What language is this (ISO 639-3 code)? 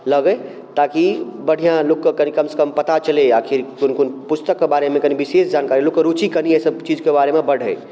mai